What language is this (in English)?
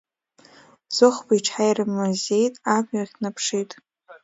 Abkhazian